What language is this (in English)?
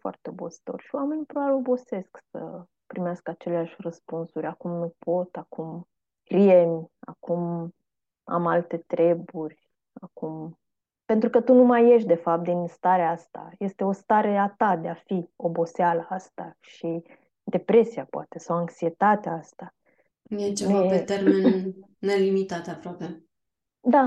Romanian